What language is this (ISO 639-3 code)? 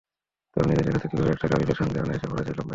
ben